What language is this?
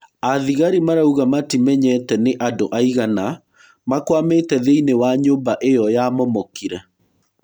Kikuyu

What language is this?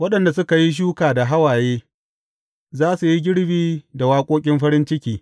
Hausa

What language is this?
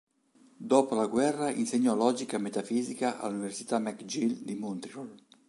Italian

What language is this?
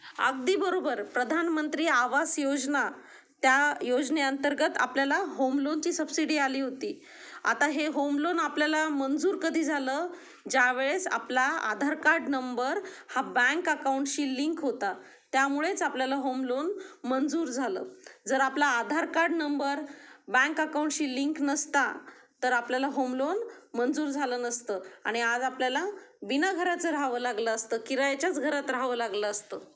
Marathi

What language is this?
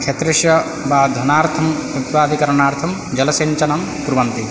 Sanskrit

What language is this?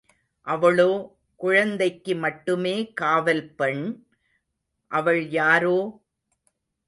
Tamil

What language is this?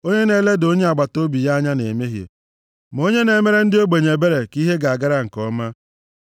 Igbo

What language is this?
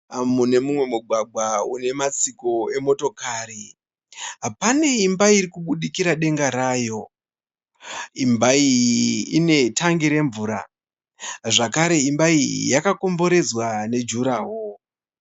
Shona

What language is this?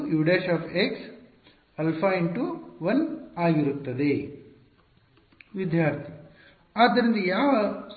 Kannada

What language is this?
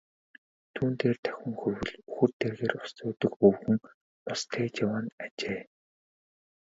Mongolian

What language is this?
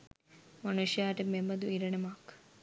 Sinhala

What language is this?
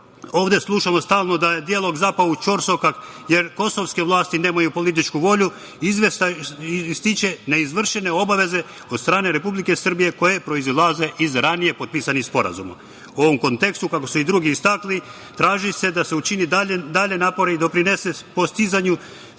Serbian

